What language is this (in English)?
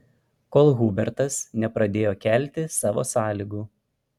Lithuanian